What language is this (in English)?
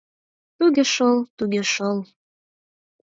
Mari